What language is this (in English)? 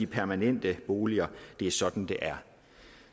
Danish